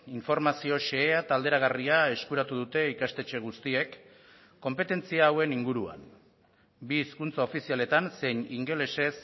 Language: Basque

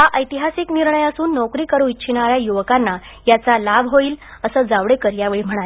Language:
Marathi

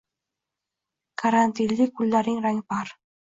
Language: Uzbek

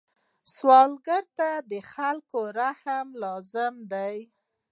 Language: Pashto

